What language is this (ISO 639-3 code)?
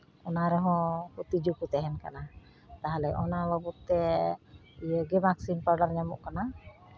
sat